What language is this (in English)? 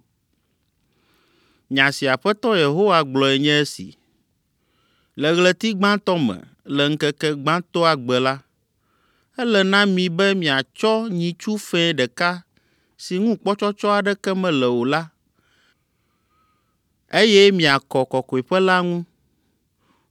Ewe